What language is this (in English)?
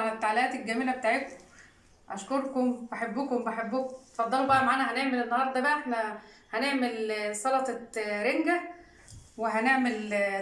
Arabic